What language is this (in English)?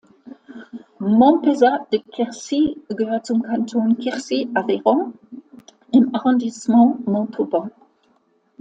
German